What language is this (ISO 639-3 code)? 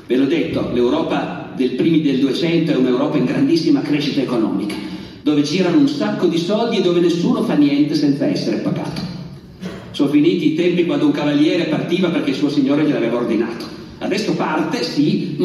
ita